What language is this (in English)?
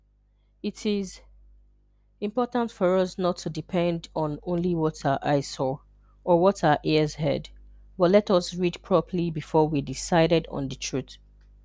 Igbo